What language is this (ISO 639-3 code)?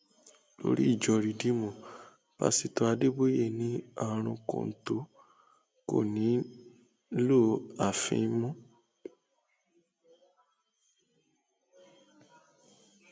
yor